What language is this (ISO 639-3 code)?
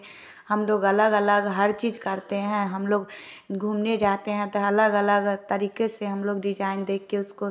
hin